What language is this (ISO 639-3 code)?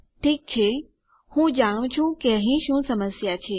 guj